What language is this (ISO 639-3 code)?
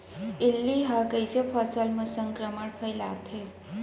hne